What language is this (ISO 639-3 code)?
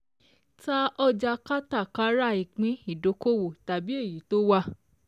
yor